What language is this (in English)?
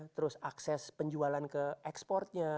Indonesian